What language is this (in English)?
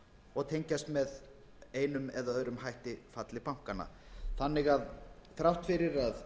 Icelandic